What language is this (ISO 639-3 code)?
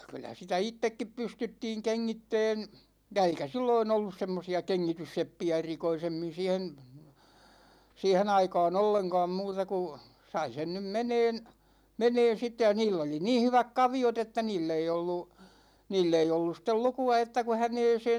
fin